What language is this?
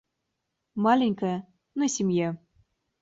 Russian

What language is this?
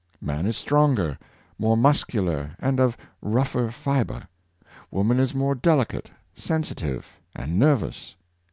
English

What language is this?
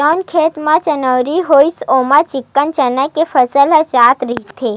Chhattisgarhi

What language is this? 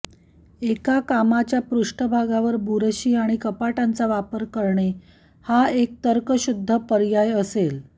Marathi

